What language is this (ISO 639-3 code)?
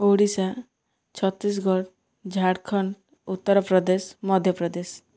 ori